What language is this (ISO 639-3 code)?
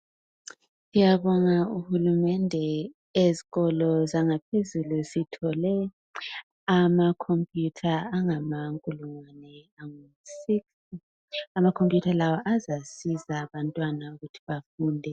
nde